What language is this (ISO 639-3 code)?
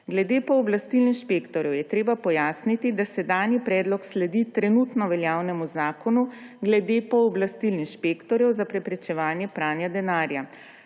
slv